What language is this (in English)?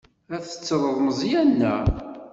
Kabyle